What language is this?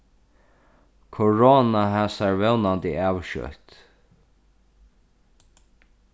Faroese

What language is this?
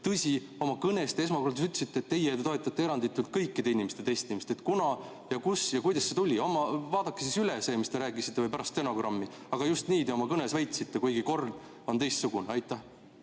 Estonian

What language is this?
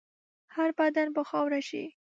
Pashto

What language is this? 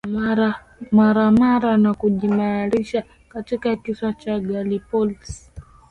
Swahili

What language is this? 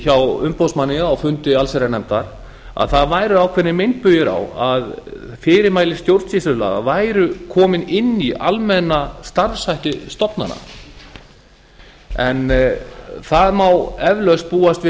Icelandic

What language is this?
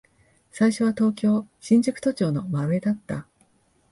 Japanese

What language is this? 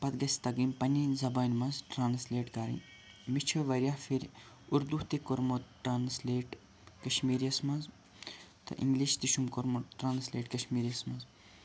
Kashmiri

